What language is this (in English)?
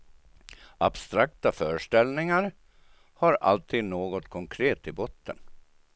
Swedish